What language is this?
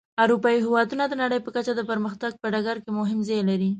Pashto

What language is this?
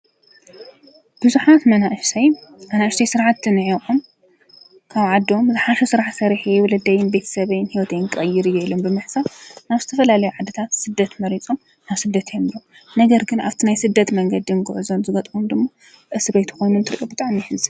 Tigrinya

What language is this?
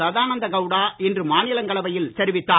Tamil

